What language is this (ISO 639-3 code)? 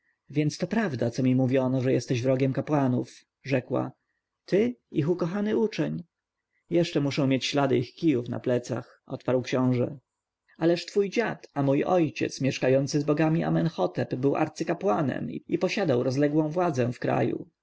pol